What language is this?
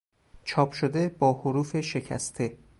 Persian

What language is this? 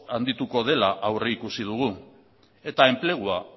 Basque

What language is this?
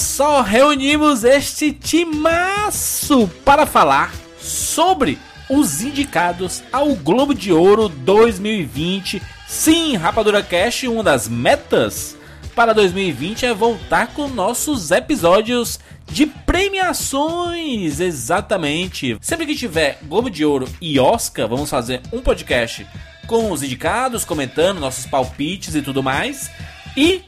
Portuguese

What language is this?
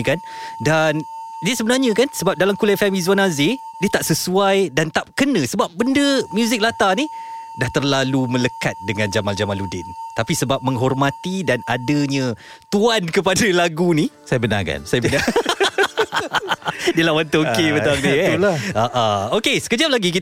Malay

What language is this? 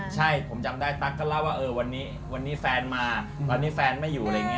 Thai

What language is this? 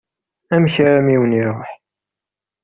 Kabyle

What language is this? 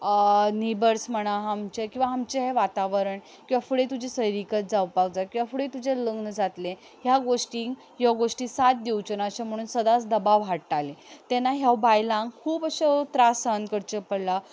Konkani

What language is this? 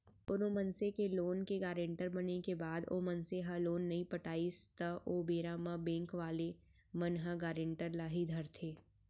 Chhattisgarhi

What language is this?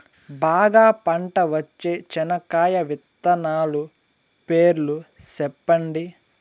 Telugu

